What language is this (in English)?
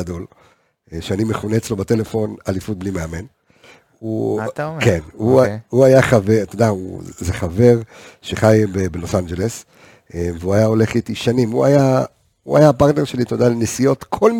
Hebrew